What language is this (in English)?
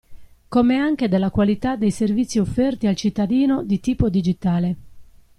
Italian